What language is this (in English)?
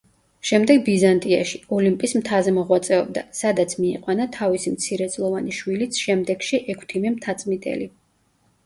Georgian